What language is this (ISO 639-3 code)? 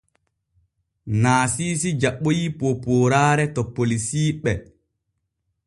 fue